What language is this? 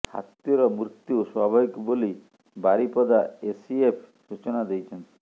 Odia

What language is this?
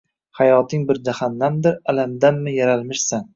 Uzbek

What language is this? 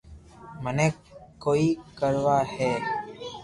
Loarki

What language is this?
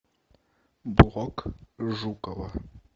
Russian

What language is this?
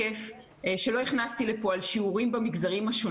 Hebrew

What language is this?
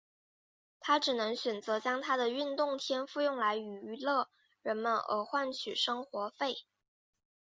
Chinese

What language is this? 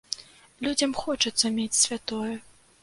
Belarusian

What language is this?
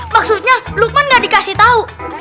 Indonesian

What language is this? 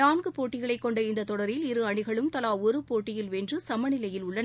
Tamil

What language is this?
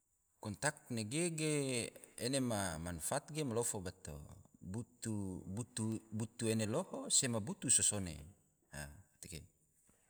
Tidore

